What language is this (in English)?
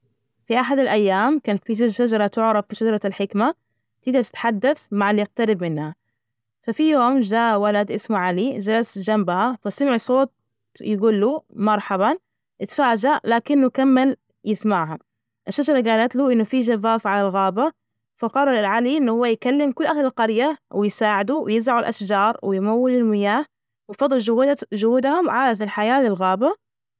Najdi Arabic